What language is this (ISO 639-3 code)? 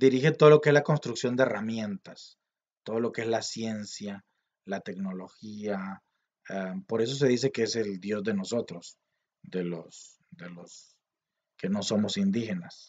spa